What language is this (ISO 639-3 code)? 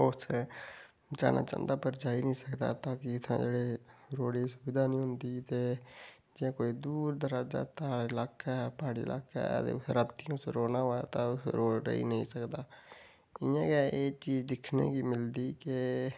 doi